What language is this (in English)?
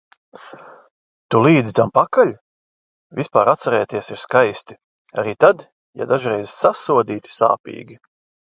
Latvian